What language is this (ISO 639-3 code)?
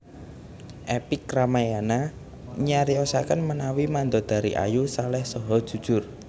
jav